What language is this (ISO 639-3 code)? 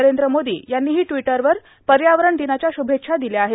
mar